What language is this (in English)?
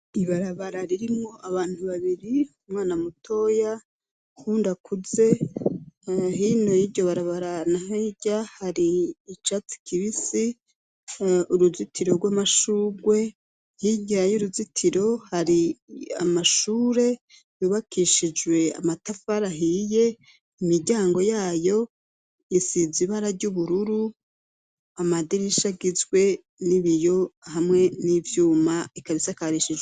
Rundi